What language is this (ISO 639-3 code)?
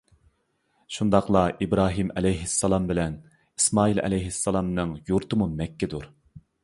uig